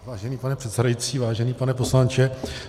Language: Czech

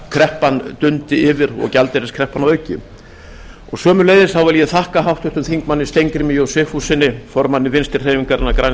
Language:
Icelandic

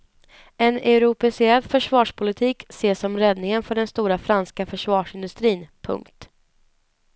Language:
Swedish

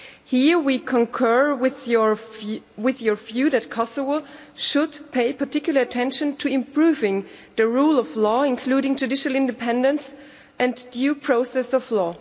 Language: English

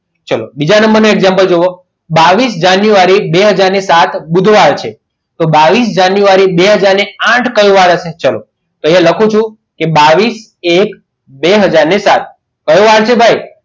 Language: Gujarati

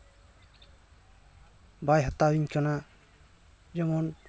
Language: Santali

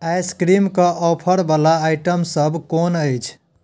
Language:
Maithili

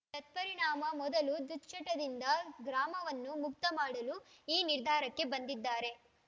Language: Kannada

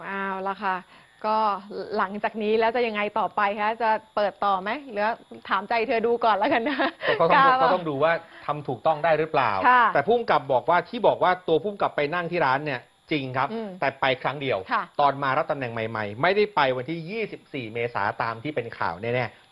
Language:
Thai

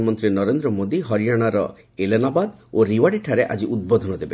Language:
Odia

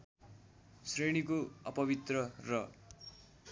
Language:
Nepali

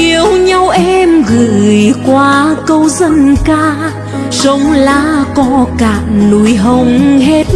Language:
Vietnamese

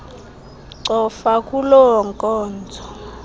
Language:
Xhosa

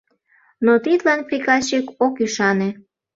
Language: Mari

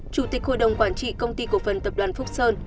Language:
Vietnamese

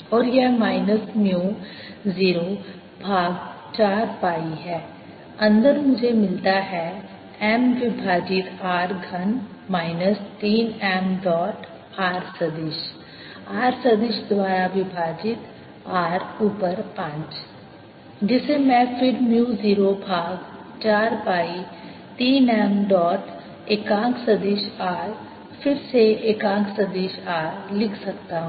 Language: Hindi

